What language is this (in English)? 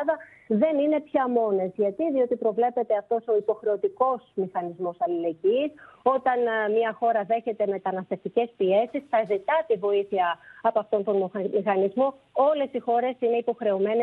Greek